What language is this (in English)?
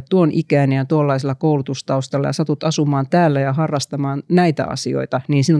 Finnish